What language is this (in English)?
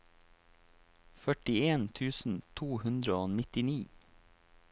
Norwegian